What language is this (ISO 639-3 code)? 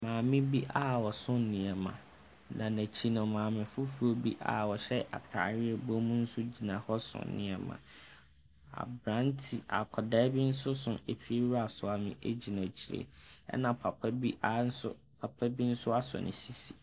aka